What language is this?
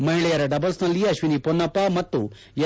Kannada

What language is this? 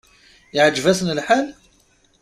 Kabyle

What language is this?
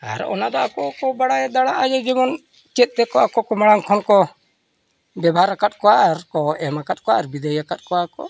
Santali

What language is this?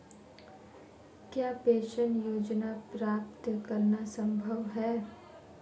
Hindi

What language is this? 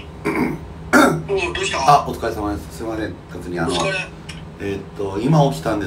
Japanese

